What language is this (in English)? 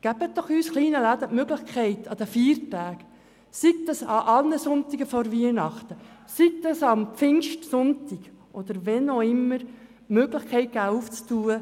Swiss German